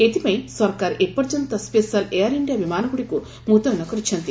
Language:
Odia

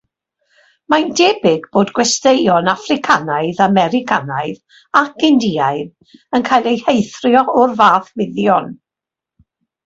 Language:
Welsh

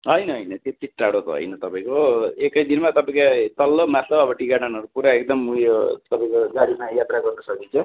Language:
Nepali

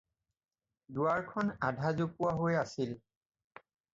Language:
Assamese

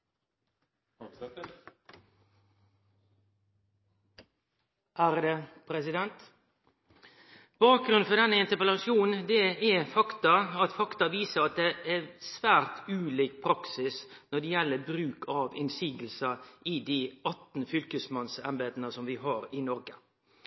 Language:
Norwegian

